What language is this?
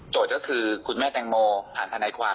Thai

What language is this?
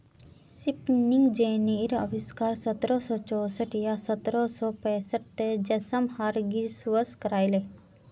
Magahi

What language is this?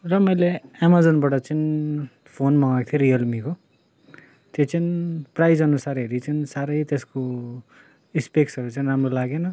Nepali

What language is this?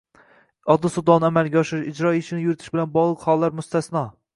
Uzbek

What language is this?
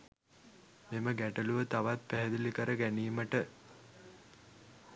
Sinhala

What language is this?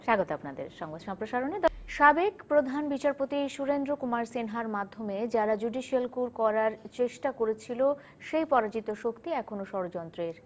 Bangla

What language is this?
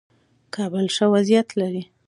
Pashto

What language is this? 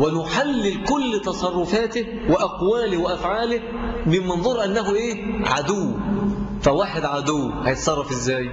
Arabic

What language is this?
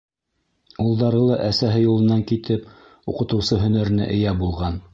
Bashkir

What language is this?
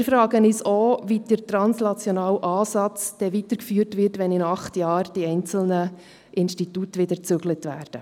Swiss German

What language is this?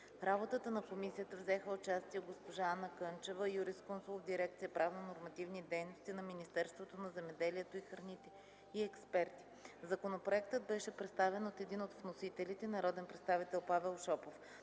Bulgarian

